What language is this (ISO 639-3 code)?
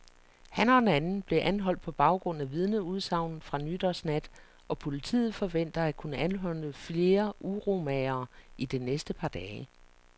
dan